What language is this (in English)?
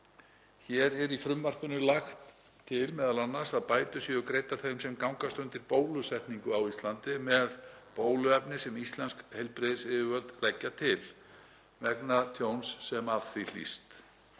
Icelandic